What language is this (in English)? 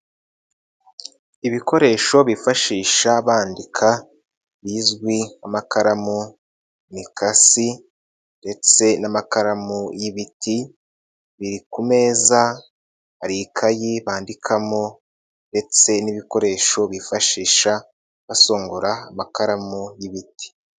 Kinyarwanda